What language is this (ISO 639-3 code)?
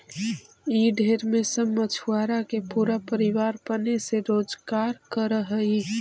mag